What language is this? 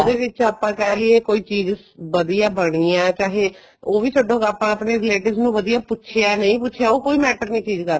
Punjabi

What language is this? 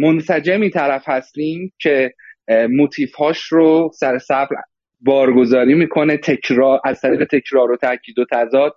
Persian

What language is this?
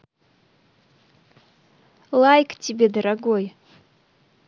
Russian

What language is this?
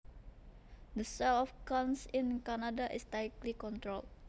Javanese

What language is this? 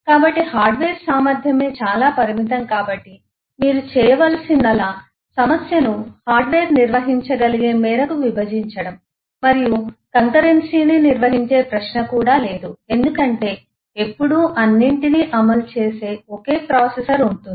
Telugu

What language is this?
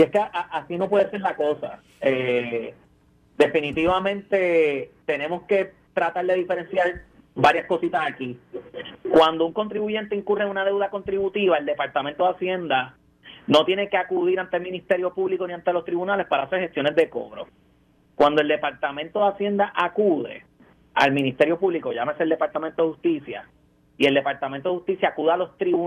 Spanish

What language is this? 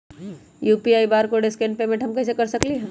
Magahi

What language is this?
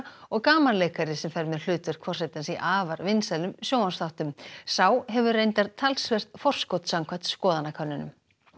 Icelandic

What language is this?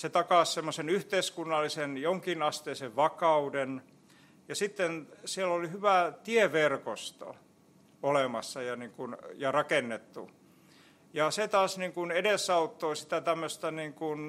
Finnish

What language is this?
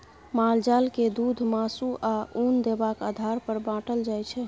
Maithili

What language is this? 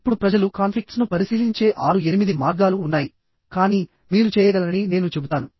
Telugu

